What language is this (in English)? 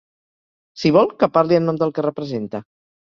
Catalan